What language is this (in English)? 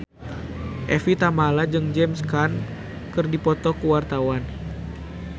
Sundanese